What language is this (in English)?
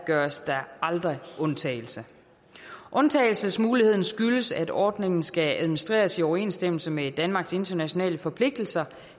Danish